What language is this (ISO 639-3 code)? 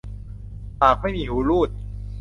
tha